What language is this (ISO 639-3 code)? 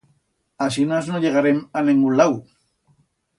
arg